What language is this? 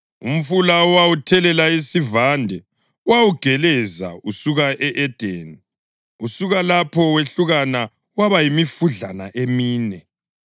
North Ndebele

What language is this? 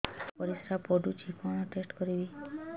Odia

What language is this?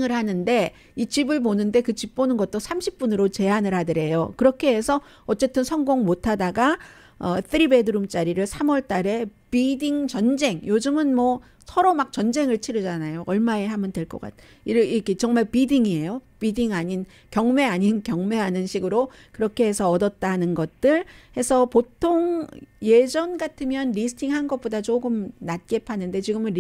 Korean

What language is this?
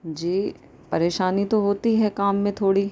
Urdu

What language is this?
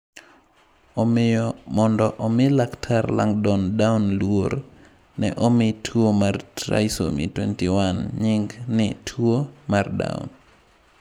Luo (Kenya and Tanzania)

